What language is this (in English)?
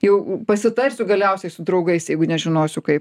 Lithuanian